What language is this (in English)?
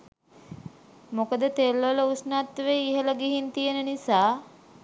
Sinhala